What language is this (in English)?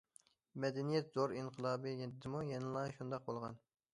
Uyghur